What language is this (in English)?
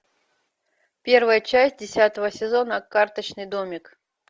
Russian